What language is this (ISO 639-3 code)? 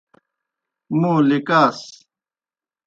plk